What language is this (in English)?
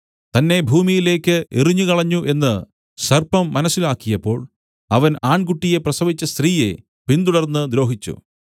Malayalam